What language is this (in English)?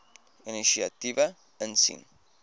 Afrikaans